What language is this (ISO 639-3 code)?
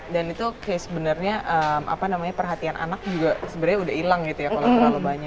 ind